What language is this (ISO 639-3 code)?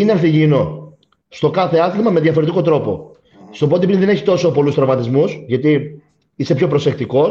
ell